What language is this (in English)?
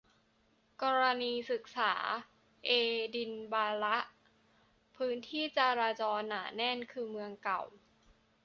Thai